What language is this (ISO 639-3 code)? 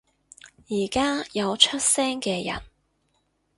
yue